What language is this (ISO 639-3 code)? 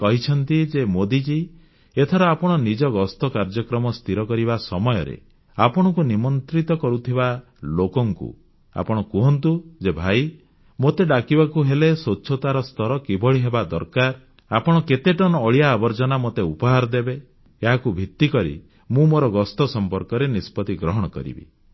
ori